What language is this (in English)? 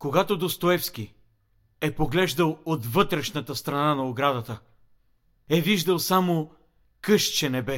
Bulgarian